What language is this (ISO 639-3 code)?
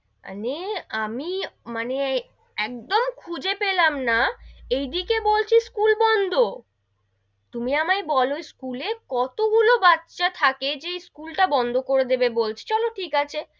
ben